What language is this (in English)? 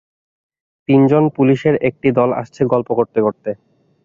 Bangla